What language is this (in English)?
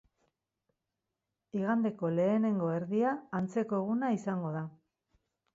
Basque